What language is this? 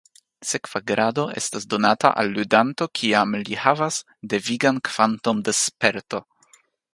Esperanto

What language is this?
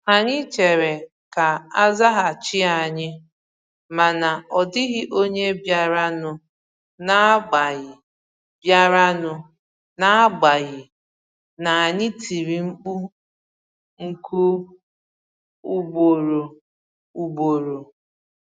Igbo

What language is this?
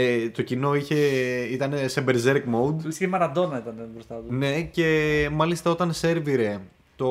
Greek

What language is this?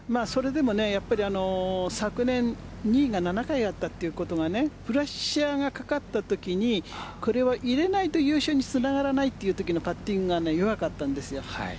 Japanese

